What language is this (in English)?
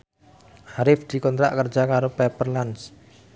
Javanese